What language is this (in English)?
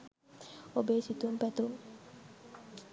Sinhala